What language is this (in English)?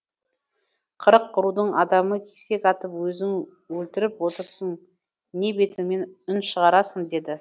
Kazakh